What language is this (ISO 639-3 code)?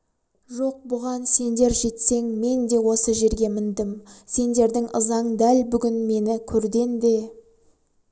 kaz